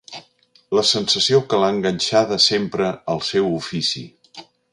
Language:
Catalan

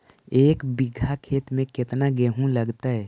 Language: Magahi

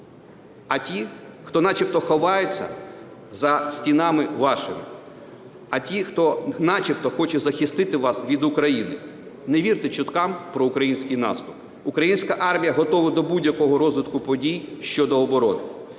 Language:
Ukrainian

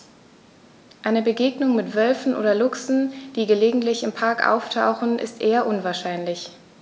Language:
German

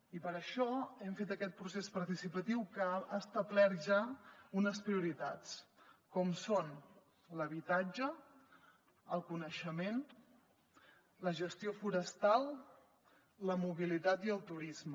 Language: Catalan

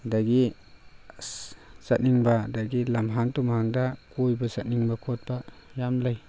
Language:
Manipuri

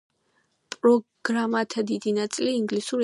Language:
Georgian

